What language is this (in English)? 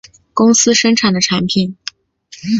Chinese